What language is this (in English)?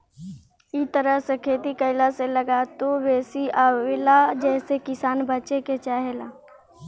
Bhojpuri